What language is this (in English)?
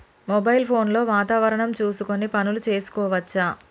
Telugu